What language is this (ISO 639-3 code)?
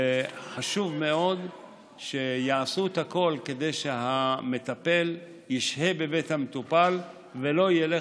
heb